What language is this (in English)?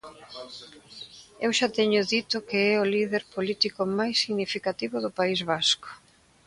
Galician